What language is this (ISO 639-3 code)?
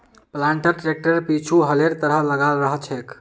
mag